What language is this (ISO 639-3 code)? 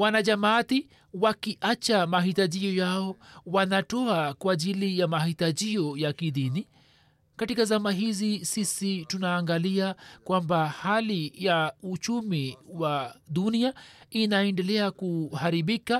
swa